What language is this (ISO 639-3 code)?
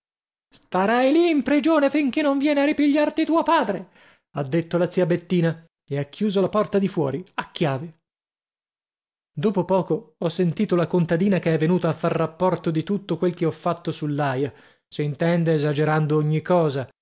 ita